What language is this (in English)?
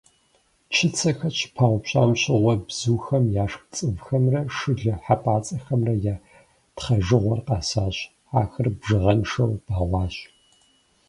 Kabardian